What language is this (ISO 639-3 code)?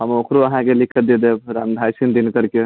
mai